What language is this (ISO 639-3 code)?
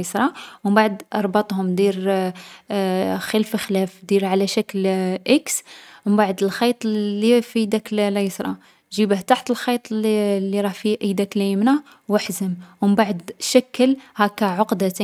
arq